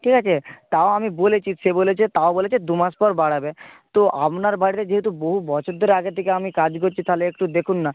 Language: Bangla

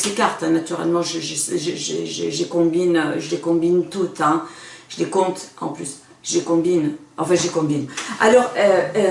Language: French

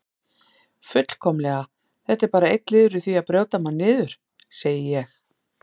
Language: Icelandic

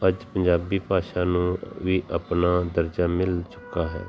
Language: Punjabi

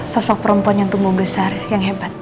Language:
Indonesian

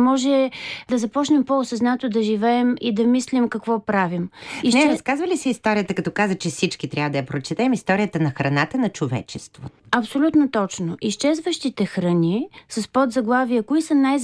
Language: Bulgarian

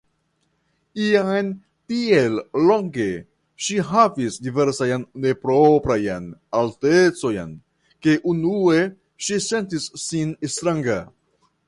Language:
Esperanto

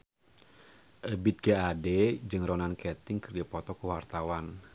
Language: Sundanese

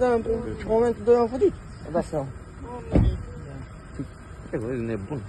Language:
Romanian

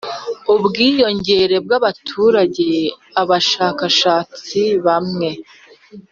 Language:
Kinyarwanda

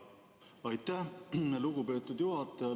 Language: Estonian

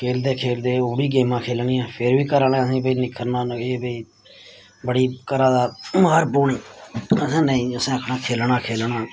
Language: Dogri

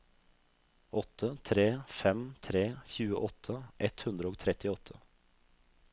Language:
Norwegian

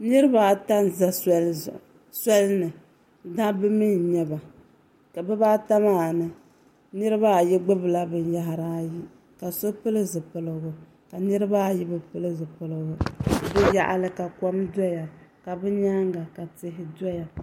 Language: Dagbani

